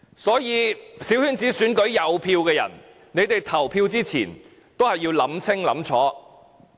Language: Cantonese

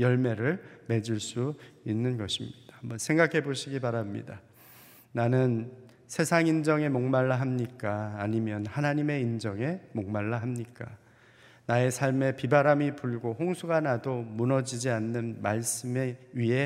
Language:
Korean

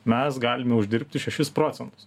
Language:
Lithuanian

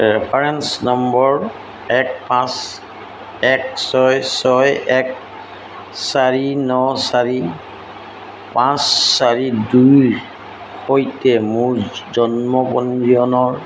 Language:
Assamese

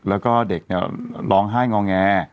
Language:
Thai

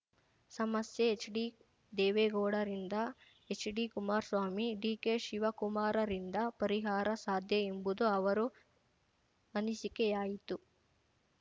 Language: Kannada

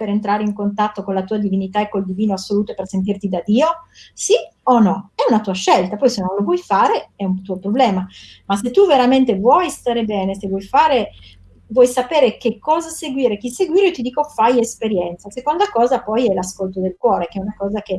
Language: Italian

